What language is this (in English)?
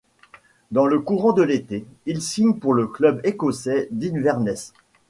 French